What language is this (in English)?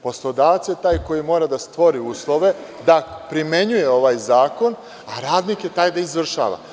Serbian